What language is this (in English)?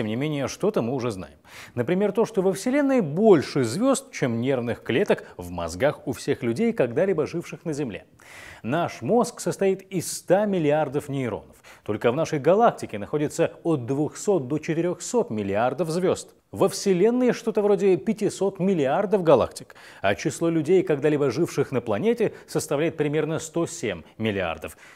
Russian